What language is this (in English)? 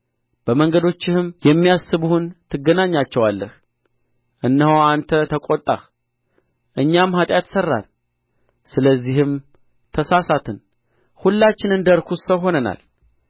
Amharic